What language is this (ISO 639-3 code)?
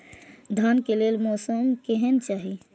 mai